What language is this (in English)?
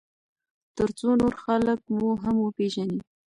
Pashto